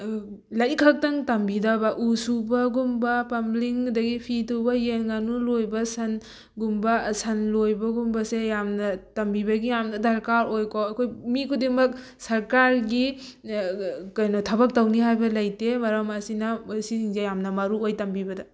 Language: Manipuri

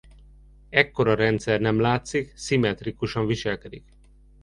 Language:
Hungarian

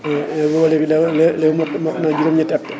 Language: Wolof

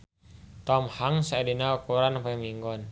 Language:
Sundanese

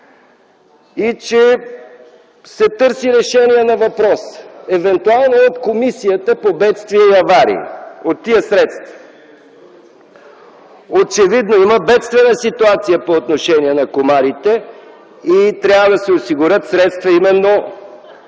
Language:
Bulgarian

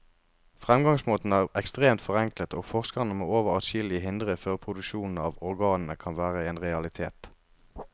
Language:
Norwegian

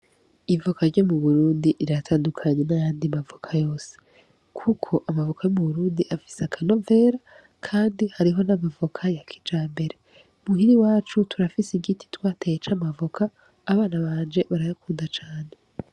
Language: Rundi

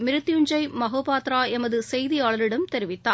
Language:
Tamil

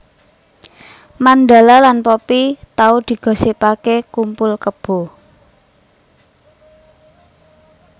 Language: Javanese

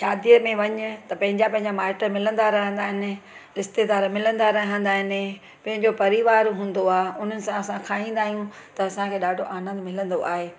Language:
Sindhi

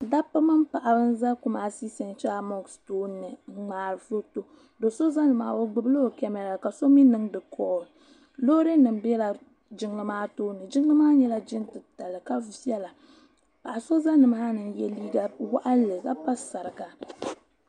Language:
Dagbani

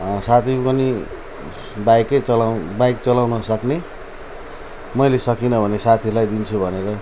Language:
Nepali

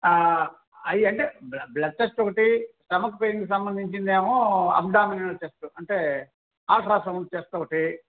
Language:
Telugu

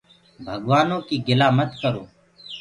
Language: Gurgula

